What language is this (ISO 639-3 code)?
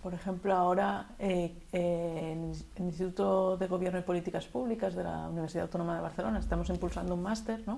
spa